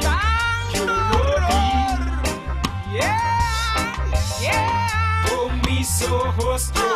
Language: Greek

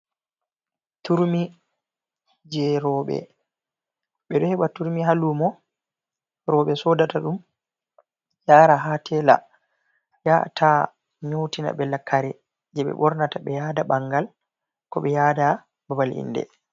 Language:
Fula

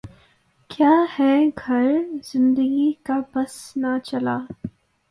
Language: Urdu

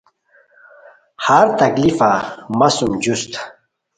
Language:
Khowar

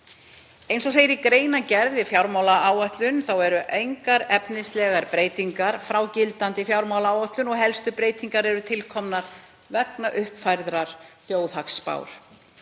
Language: Icelandic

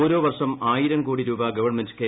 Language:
Malayalam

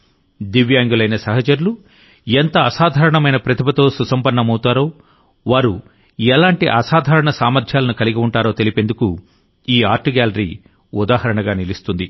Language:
Telugu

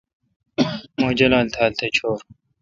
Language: Kalkoti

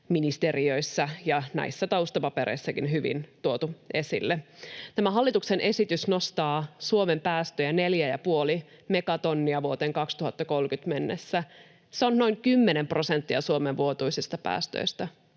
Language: Finnish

